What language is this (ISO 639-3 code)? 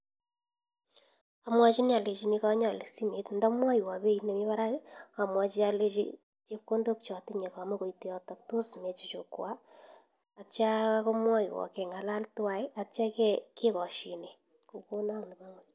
kln